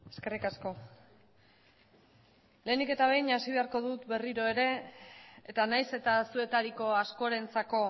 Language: Basque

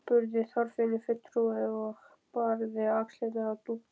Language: Icelandic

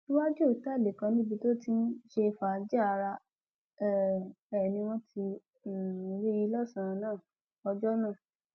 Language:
Yoruba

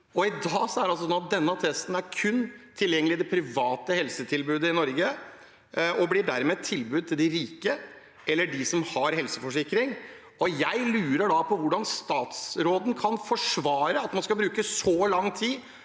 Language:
Norwegian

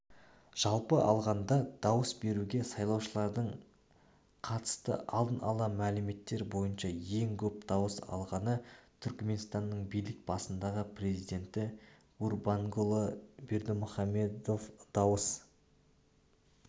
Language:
Kazakh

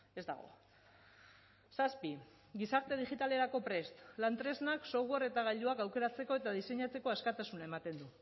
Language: Basque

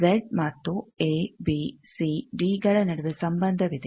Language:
Kannada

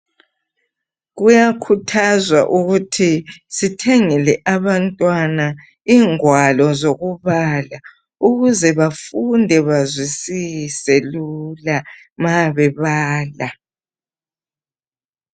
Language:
North Ndebele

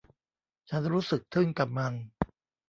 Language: Thai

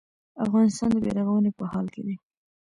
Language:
Pashto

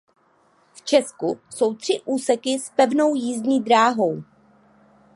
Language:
Czech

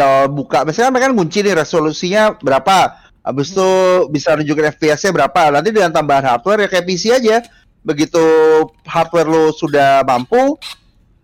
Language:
Indonesian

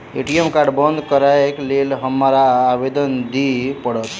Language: Maithili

